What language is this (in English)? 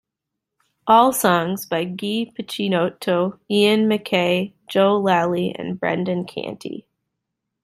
English